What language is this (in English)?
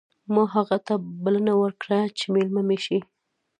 Pashto